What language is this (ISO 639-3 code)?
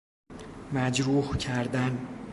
fas